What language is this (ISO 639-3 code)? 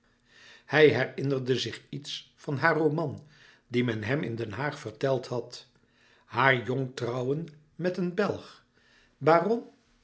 nld